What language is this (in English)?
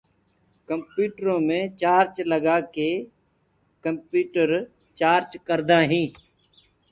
Gurgula